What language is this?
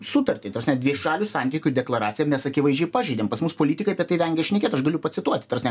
Lithuanian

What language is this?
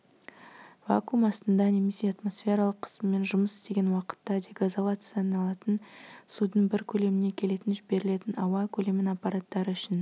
Kazakh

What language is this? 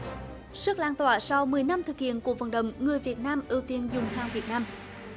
Vietnamese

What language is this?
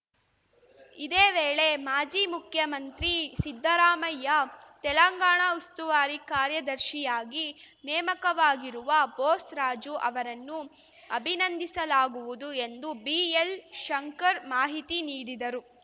Kannada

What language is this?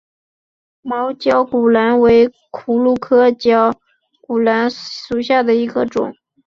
Chinese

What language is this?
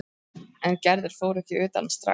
Icelandic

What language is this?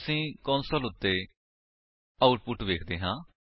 Punjabi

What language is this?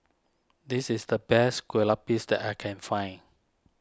English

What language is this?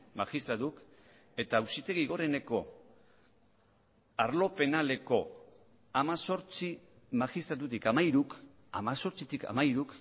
Basque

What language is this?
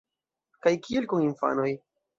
Esperanto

